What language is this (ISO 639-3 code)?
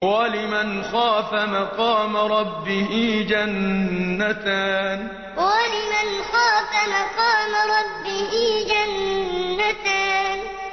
ara